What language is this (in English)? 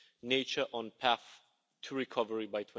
English